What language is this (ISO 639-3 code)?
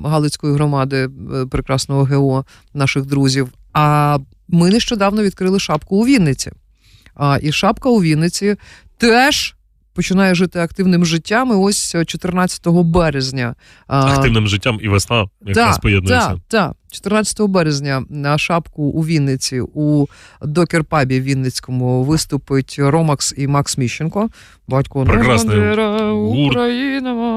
ukr